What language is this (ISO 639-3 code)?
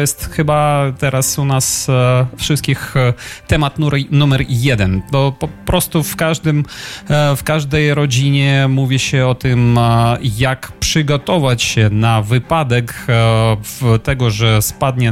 pol